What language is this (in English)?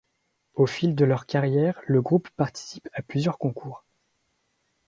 French